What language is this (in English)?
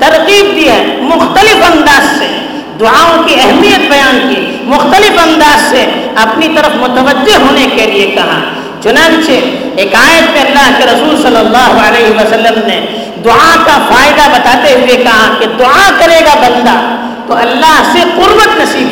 Urdu